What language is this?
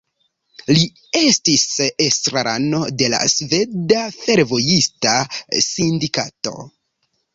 Esperanto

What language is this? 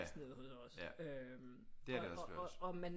Danish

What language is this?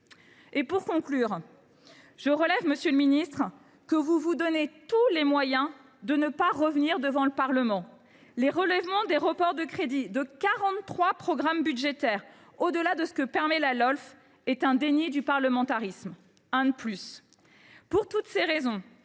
French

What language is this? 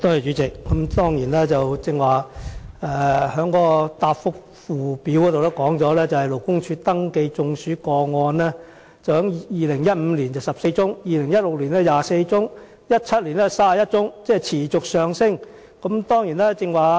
Cantonese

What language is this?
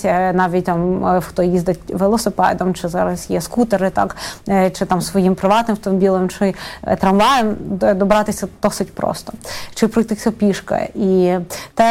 Ukrainian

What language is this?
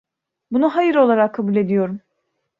Turkish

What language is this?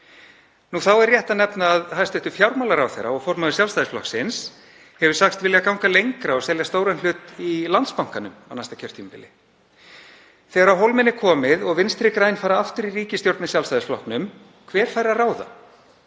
Icelandic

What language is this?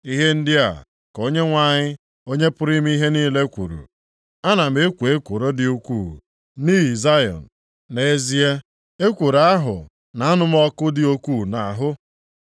Igbo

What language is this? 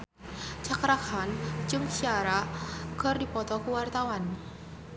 Sundanese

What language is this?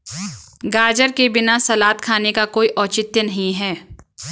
Hindi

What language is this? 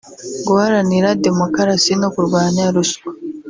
Kinyarwanda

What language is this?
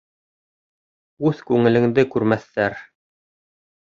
Bashkir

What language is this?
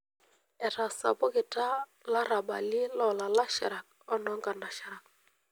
Masai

